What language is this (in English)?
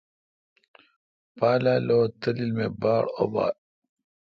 Kalkoti